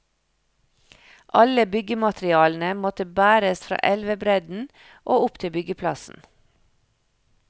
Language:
Norwegian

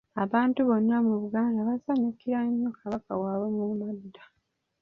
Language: Ganda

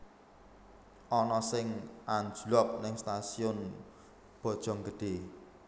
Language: Javanese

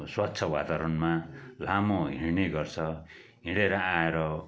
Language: Nepali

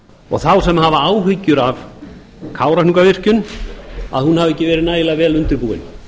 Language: Icelandic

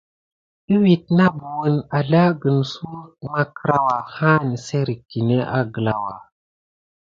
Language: Gidar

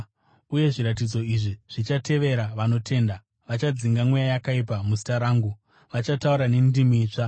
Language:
Shona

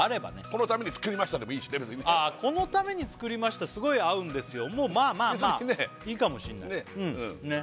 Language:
Japanese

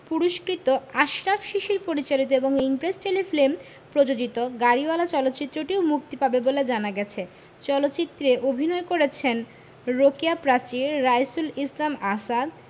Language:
Bangla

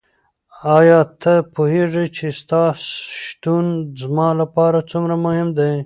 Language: Pashto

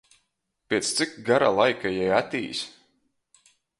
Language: Latgalian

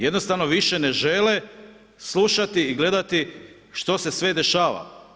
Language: Croatian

